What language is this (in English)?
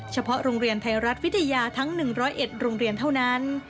Thai